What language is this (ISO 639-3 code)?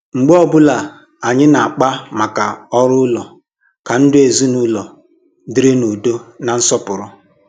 ibo